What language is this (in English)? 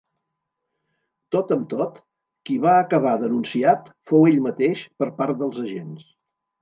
Catalan